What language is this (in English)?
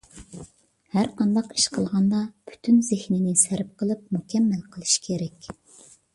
Uyghur